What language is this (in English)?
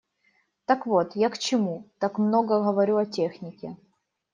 Russian